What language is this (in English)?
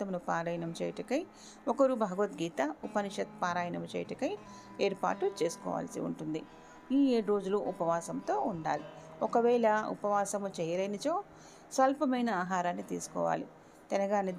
Telugu